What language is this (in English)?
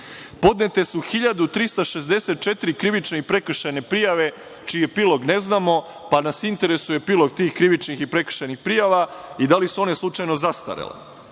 Serbian